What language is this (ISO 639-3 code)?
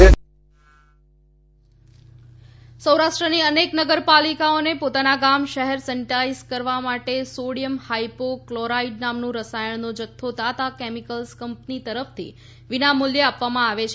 guj